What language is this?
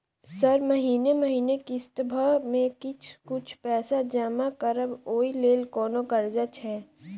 Maithili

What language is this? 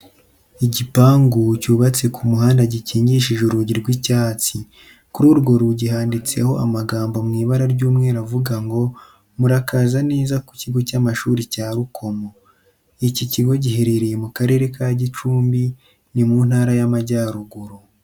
Kinyarwanda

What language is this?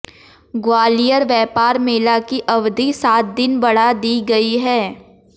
Hindi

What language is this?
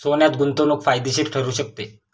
Marathi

